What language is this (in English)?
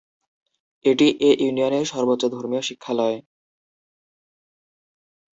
Bangla